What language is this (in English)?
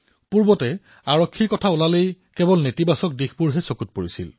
Assamese